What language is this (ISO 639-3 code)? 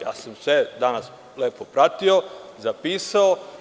srp